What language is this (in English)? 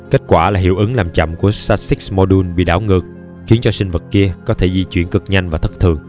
Vietnamese